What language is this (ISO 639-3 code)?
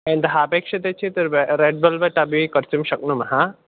san